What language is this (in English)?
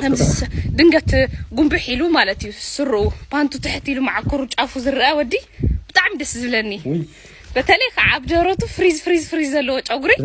Arabic